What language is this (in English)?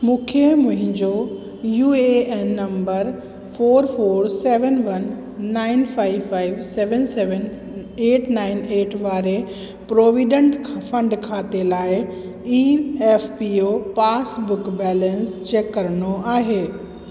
Sindhi